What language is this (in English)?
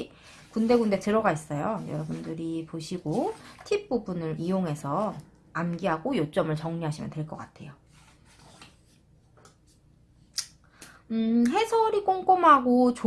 Korean